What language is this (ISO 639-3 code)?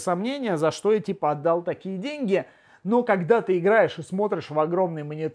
rus